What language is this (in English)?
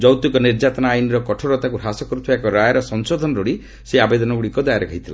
Odia